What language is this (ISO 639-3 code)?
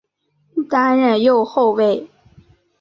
zho